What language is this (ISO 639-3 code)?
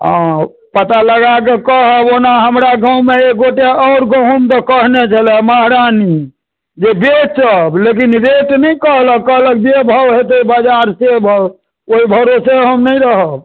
mai